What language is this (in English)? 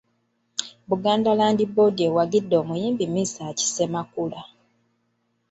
Ganda